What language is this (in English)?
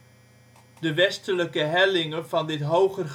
Dutch